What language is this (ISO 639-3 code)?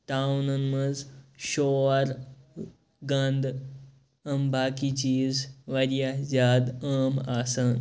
kas